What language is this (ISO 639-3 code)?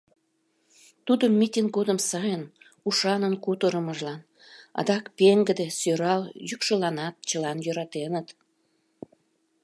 chm